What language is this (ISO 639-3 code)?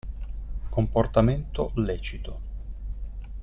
ita